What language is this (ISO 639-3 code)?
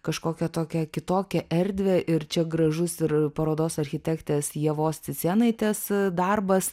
lit